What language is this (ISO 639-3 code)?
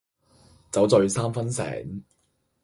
yue